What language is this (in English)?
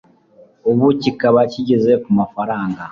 Kinyarwanda